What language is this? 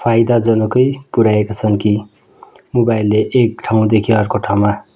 Nepali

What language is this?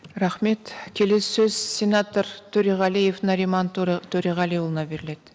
Kazakh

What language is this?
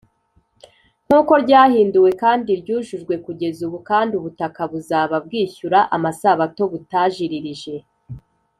Kinyarwanda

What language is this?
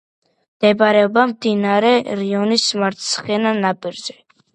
Georgian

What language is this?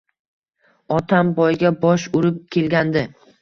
Uzbek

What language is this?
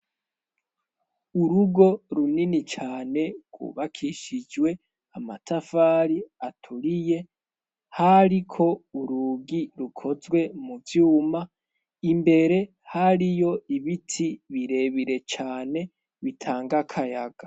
Rundi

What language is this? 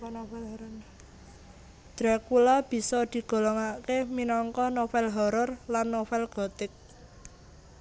Javanese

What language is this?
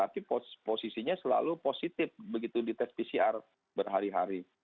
Indonesian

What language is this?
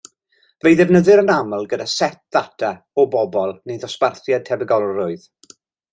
Welsh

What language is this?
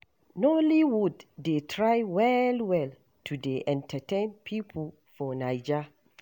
Nigerian Pidgin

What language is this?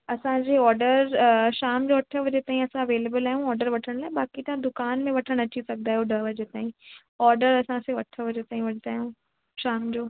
Sindhi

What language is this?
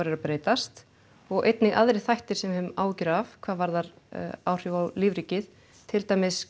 Icelandic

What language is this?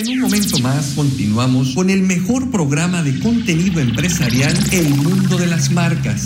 Spanish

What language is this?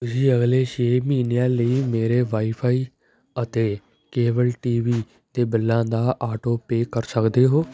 Punjabi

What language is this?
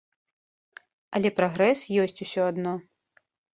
Belarusian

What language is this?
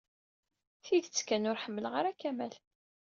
Kabyle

